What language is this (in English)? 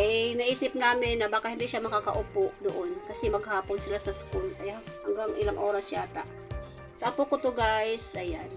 Filipino